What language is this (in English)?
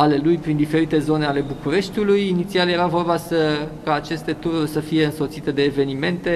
Romanian